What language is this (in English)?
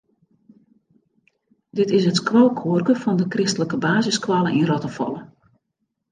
Western Frisian